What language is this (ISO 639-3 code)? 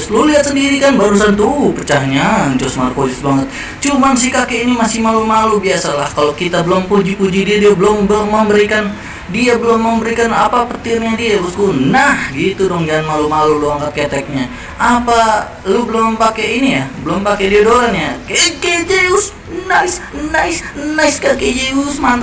ind